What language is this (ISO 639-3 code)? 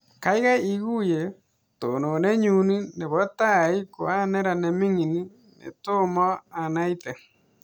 kln